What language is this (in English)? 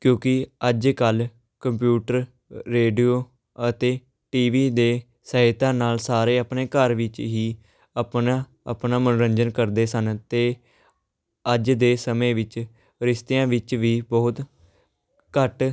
Punjabi